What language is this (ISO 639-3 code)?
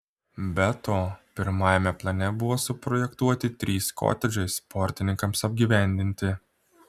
lit